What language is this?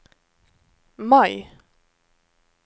Norwegian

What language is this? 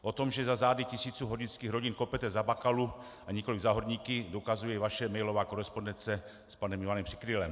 Czech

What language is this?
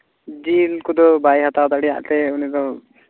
Santali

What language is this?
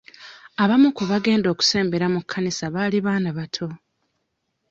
Ganda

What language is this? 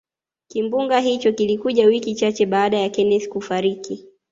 Swahili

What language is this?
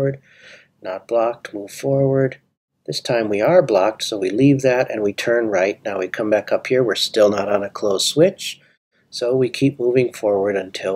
English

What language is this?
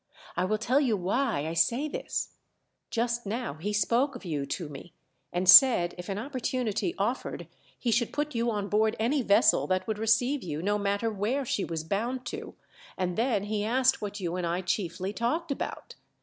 English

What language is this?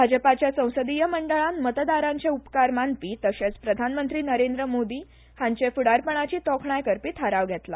Konkani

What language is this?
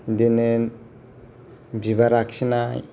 Bodo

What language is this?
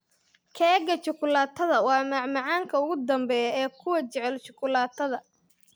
Somali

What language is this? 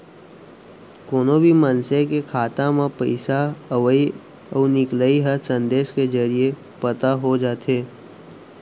Chhattisgarhi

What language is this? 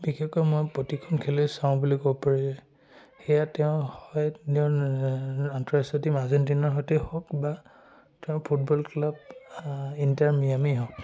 Assamese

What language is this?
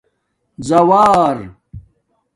Domaaki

